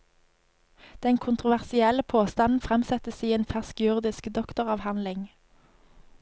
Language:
Norwegian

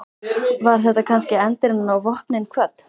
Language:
Icelandic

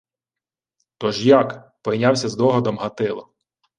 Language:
Ukrainian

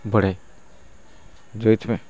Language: Odia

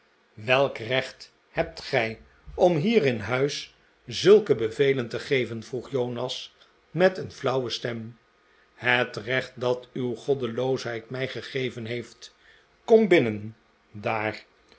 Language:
Dutch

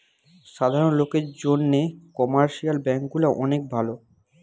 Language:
Bangla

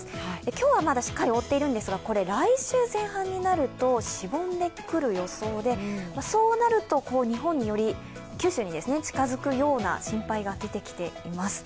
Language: Japanese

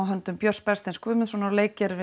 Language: Icelandic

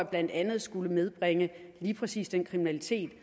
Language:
Danish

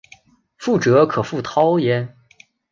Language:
Chinese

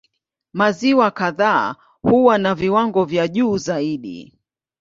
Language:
Swahili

